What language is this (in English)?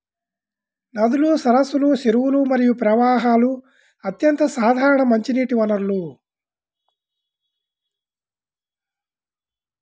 Telugu